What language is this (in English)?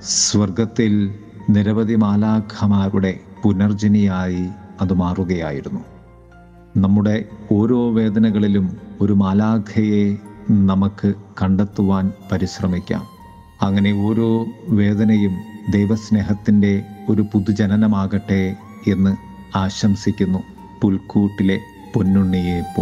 Malayalam